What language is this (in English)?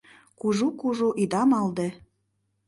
Mari